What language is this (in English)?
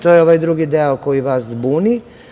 Serbian